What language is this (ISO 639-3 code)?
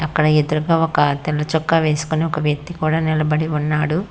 tel